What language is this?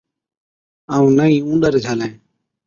Od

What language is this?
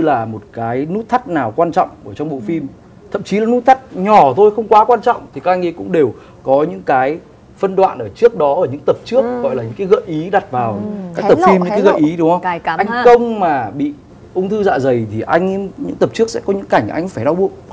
Vietnamese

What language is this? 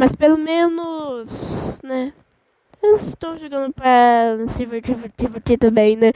Portuguese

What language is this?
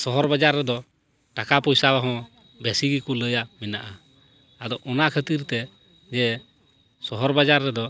Santali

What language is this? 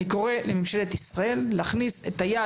Hebrew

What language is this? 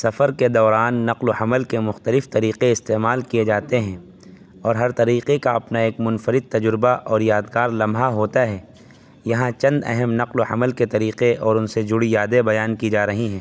Urdu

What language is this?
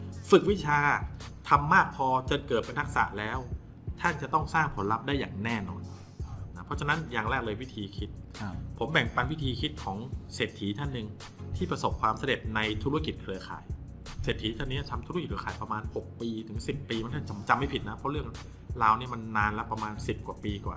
Thai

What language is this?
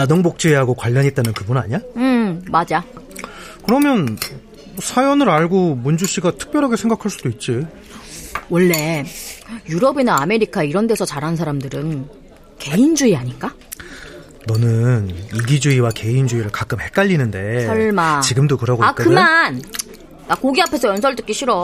Korean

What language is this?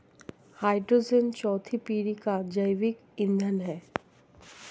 Hindi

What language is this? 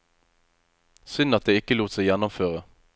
Norwegian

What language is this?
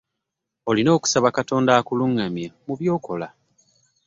Ganda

